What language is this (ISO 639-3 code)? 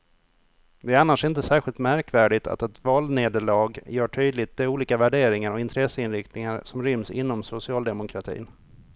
swe